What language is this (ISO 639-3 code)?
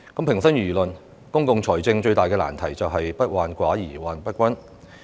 yue